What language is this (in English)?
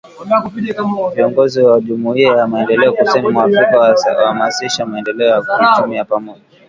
Swahili